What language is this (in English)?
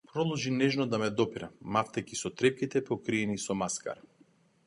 Macedonian